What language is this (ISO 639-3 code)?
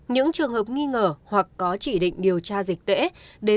vie